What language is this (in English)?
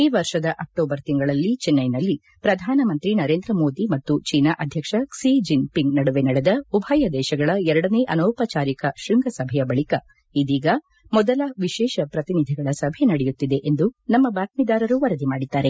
Kannada